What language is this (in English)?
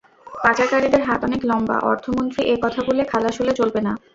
Bangla